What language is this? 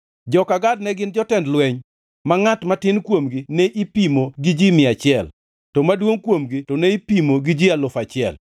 Luo (Kenya and Tanzania)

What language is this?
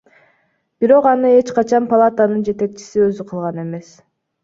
Kyrgyz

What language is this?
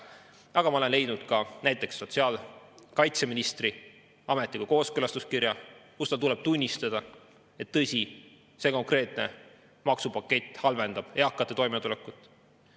Estonian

